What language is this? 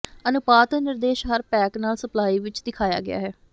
Punjabi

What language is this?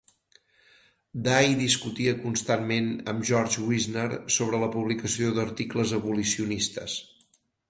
Catalan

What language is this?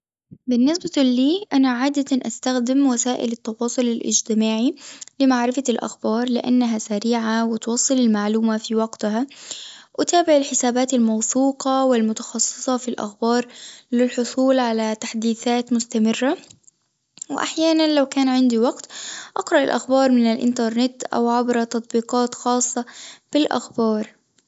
Tunisian Arabic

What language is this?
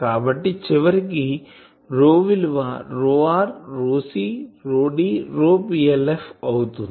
Telugu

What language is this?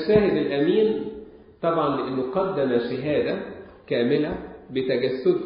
Arabic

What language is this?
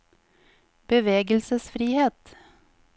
Norwegian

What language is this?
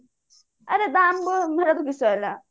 Odia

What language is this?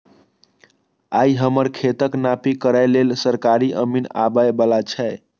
Maithili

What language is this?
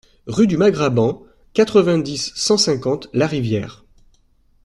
French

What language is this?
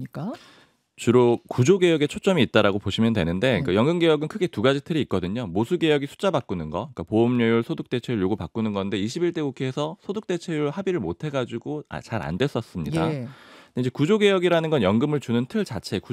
Korean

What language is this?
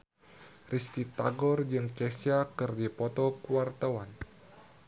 Sundanese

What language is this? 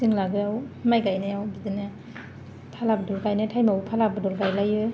Bodo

